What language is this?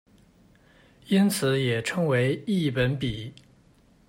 Chinese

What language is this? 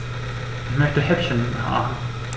German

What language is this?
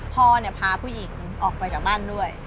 Thai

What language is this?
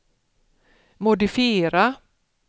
Swedish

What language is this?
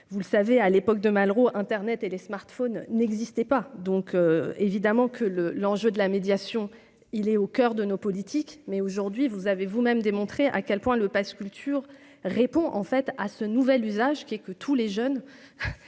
French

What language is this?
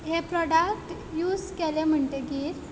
Konkani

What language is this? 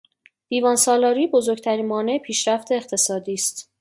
Persian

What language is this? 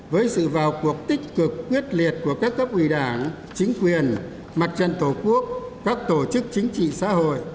Vietnamese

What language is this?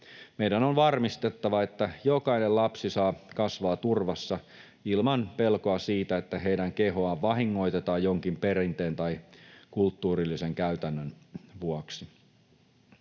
Finnish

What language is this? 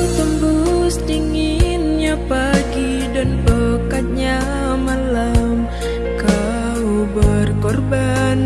Indonesian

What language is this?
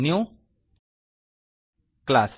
Kannada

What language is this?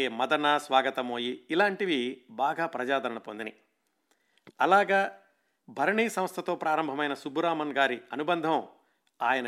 Telugu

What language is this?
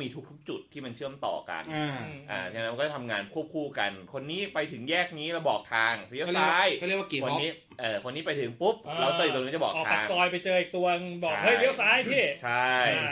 Thai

